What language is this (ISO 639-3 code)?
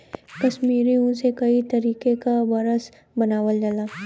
bho